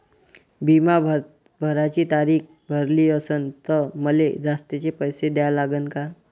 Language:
Marathi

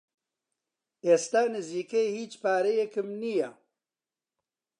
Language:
Central Kurdish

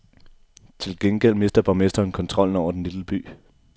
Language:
Danish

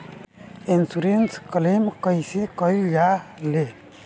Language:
Bhojpuri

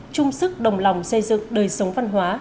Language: Vietnamese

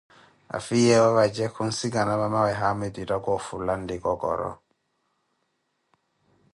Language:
Koti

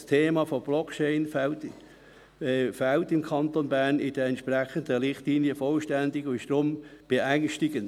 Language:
Swiss German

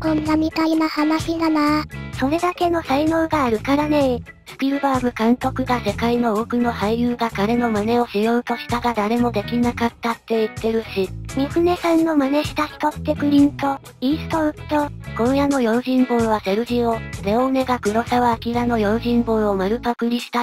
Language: Japanese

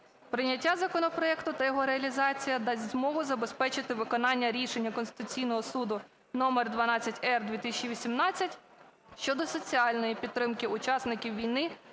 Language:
Ukrainian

